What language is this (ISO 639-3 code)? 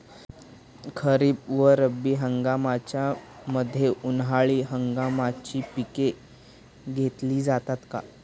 mar